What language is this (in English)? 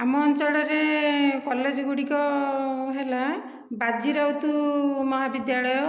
Odia